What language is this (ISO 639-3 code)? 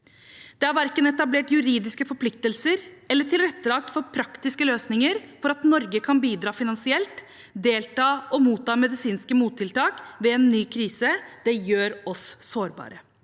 nor